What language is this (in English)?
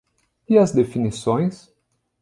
Portuguese